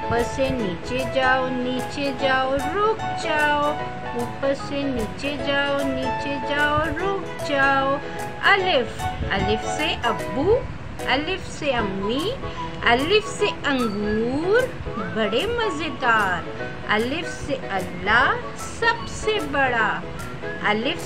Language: Hindi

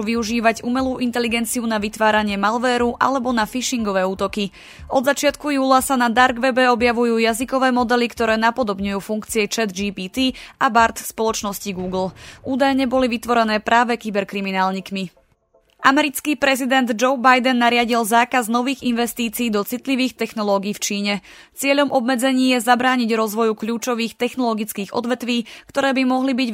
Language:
Slovak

